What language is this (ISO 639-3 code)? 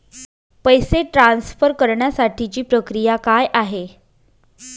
mar